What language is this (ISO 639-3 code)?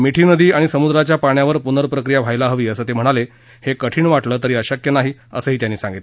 mar